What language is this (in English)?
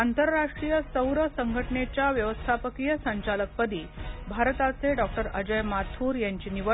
Marathi